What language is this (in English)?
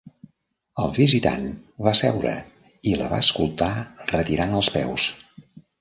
Catalan